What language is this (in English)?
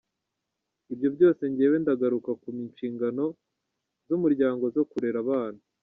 Kinyarwanda